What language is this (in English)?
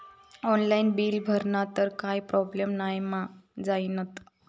Marathi